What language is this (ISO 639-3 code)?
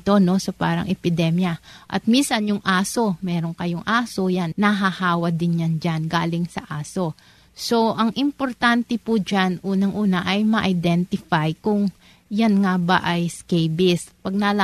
fil